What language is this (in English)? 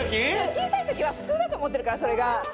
Japanese